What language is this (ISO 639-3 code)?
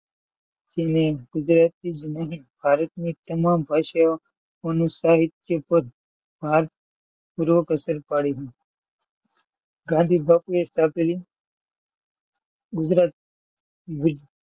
guj